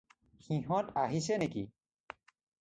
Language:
Assamese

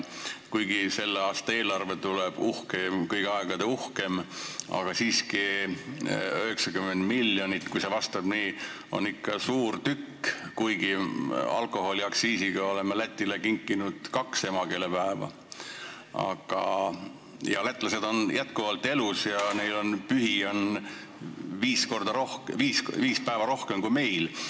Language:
Estonian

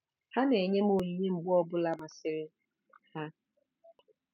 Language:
Igbo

